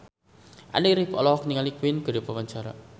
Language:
Sundanese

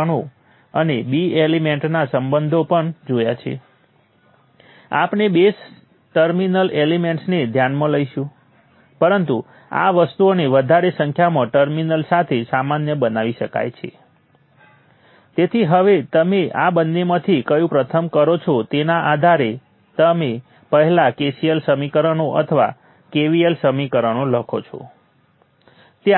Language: Gujarati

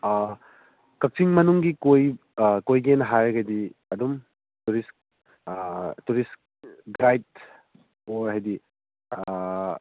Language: Manipuri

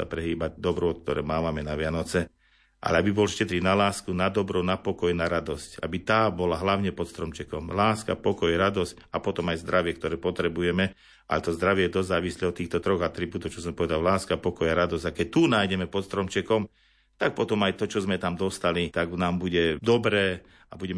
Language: Slovak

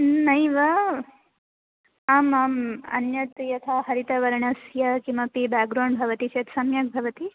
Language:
Sanskrit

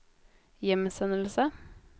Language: Norwegian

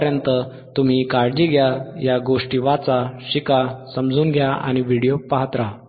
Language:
Marathi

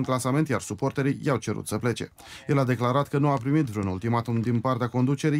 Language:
Romanian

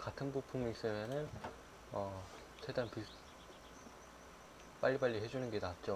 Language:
Korean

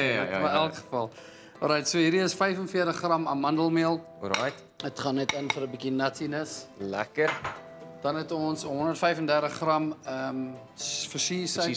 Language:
Dutch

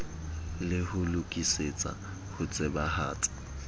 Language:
Southern Sotho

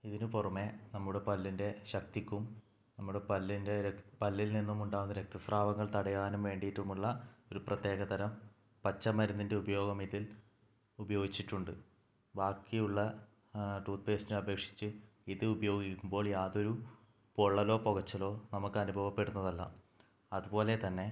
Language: Malayalam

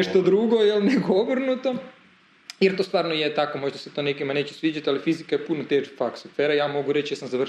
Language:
Croatian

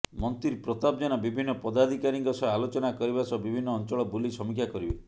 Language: Odia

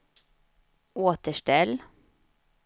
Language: Swedish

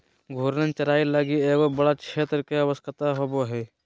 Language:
Magahi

